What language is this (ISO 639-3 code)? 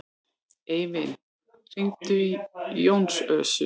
isl